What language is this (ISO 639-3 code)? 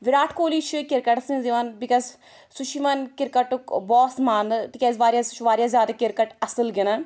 kas